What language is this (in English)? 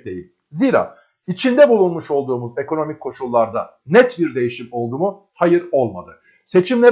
Turkish